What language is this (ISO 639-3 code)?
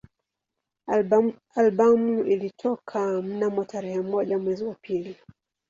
swa